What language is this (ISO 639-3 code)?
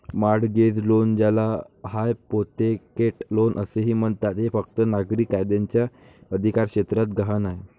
mar